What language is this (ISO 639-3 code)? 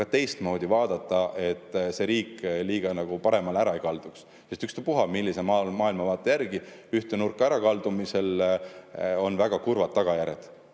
est